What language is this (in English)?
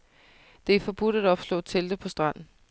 Danish